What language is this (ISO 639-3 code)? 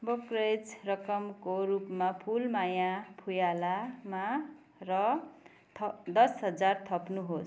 nep